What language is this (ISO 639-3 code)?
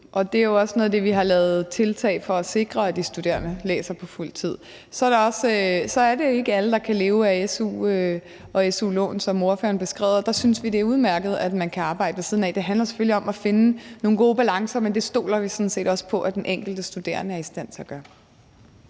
dan